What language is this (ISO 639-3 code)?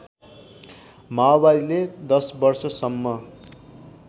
nep